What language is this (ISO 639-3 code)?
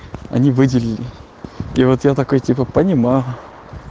rus